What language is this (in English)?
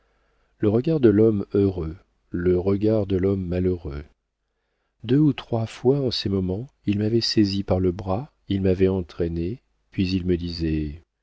French